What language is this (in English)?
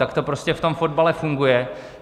Czech